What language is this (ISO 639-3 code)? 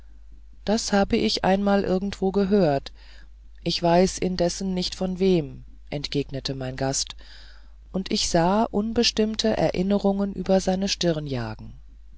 deu